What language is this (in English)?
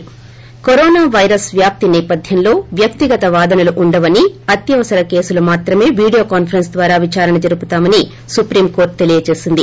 Telugu